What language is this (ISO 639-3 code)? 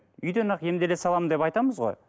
kaz